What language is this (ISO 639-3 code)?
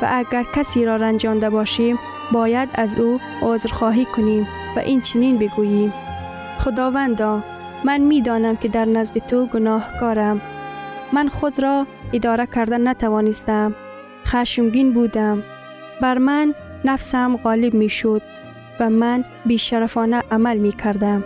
fas